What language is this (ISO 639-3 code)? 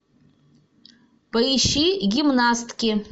rus